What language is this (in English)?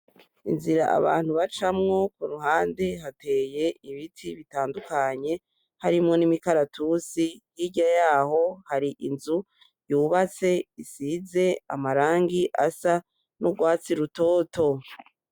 Rundi